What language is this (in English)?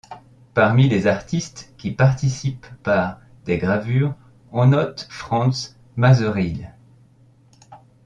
French